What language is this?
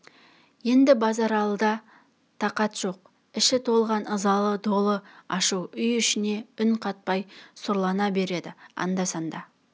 Kazakh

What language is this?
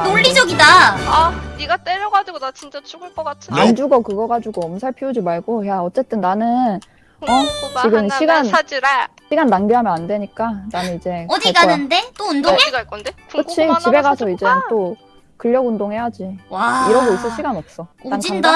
Korean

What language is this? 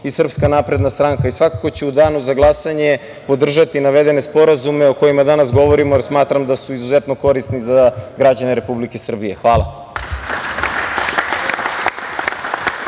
Serbian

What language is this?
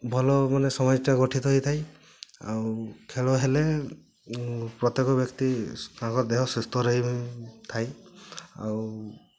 Odia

